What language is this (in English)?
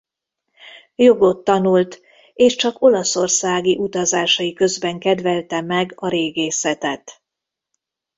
Hungarian